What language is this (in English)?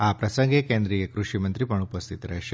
Gujarati